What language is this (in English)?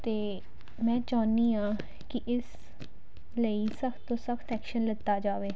Punjabi